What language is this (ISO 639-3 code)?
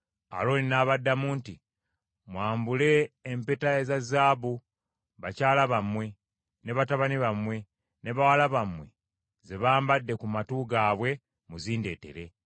lug